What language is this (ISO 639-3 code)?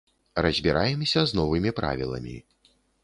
bel